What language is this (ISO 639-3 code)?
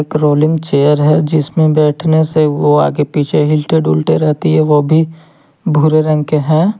hin